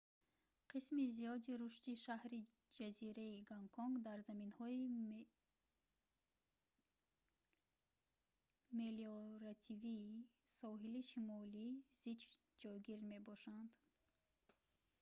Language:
Tajik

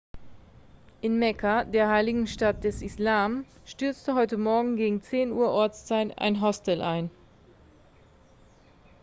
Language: German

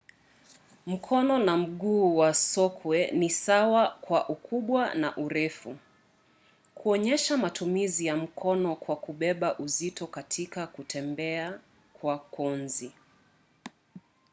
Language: Swahili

